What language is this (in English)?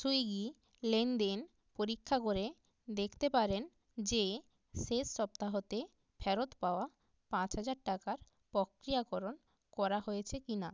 Bangla